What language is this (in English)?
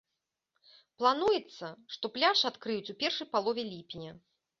Belarusian